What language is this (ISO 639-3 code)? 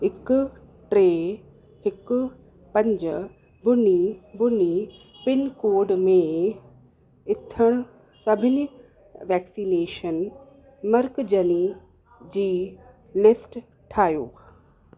snd